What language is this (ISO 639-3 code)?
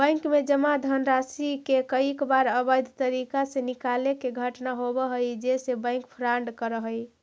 mag